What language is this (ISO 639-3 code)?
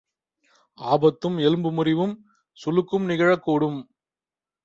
tam